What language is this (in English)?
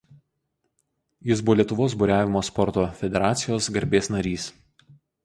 Lithuanian